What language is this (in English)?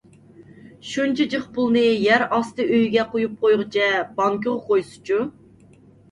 Uyghur